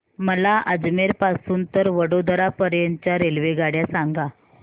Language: Marathi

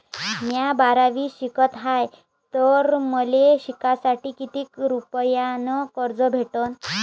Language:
Marathi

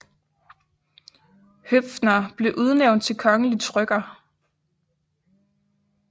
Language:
Danish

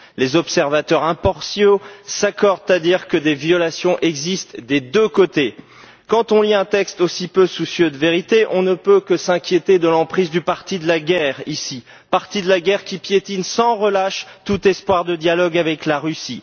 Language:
French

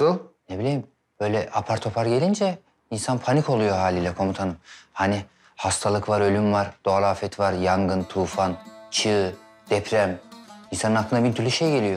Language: Turkish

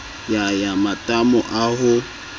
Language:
Southern Sotho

